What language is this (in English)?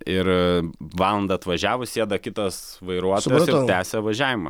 Lithuanian